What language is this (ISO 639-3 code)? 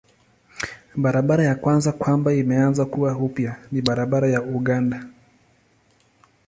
swa